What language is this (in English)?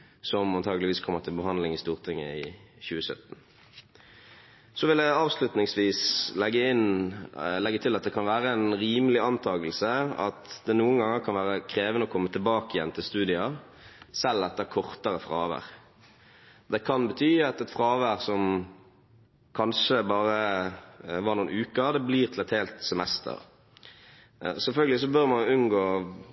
Norwegian Bokmål